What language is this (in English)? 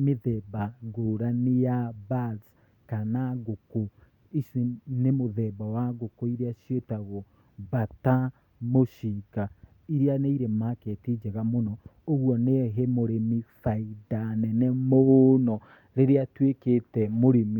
Kikuyu